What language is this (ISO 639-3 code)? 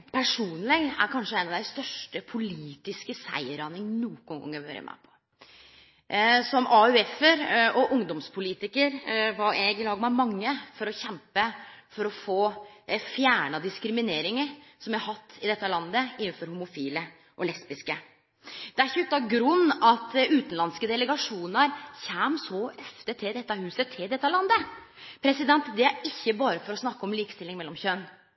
nno